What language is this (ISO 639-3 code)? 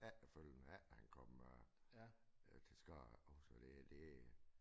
dan